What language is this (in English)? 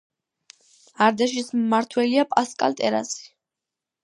Georgian